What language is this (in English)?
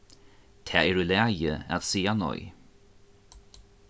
Faroese